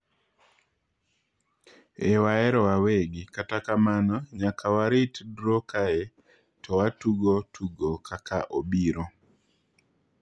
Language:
Luo (Kenya and Tanzania)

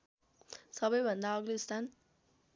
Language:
Nepali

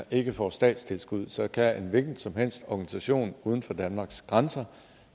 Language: Danish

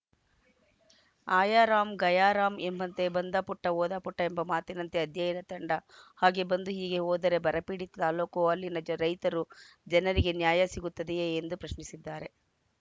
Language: Kannada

